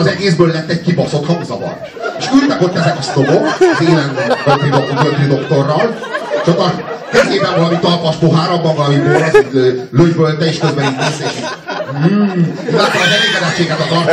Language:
Hungarian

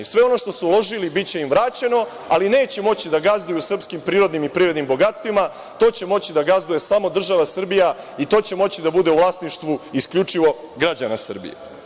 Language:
Serbian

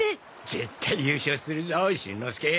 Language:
Japanese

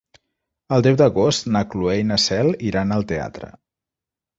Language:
Catalan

